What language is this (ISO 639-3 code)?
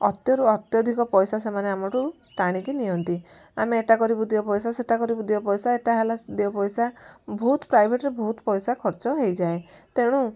ori